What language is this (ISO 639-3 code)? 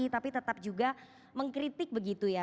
ind